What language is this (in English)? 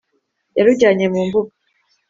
Kinyarwanda